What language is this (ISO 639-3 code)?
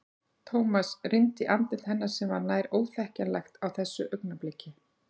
isl